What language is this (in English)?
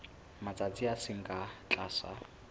Southern Sotho